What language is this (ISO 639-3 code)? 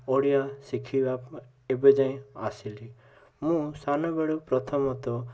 ori